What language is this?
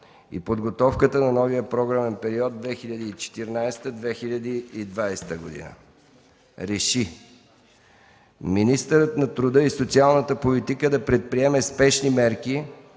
Bulgarian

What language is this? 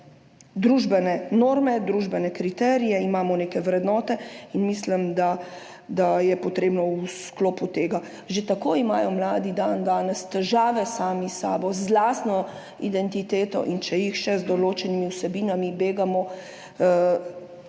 Slovenian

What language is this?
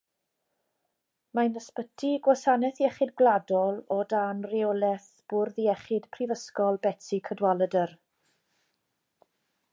Welsh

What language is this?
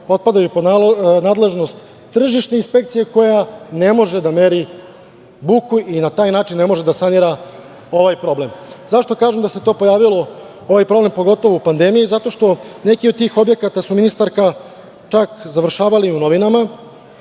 Serbian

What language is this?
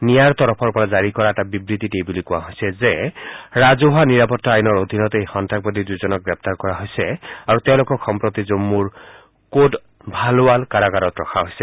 Assamese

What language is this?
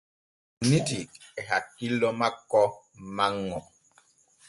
Borgu Fulfulde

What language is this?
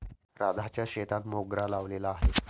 Marathi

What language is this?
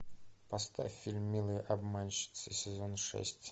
Russian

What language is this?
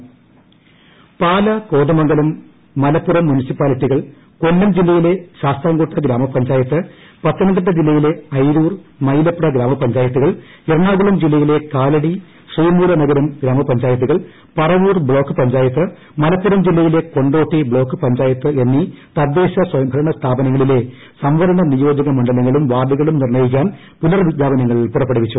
Malayalam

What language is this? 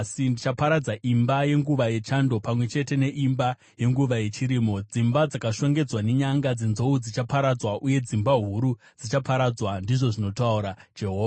Shona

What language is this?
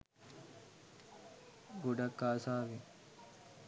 Sinhala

